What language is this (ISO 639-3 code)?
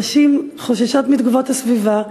heb